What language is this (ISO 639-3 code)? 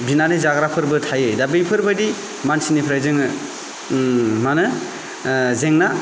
brx